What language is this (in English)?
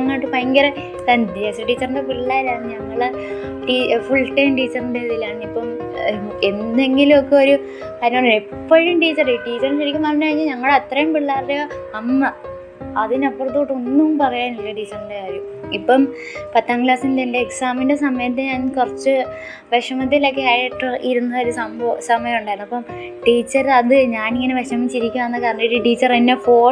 Malayalam